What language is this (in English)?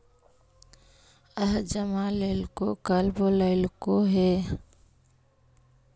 Magahi